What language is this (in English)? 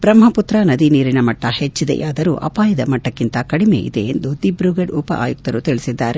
Kannada